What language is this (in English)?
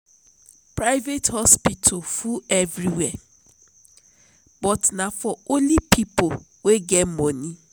Nigerian Pidgin